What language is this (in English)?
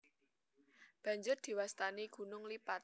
Javanese